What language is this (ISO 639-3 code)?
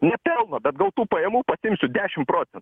lit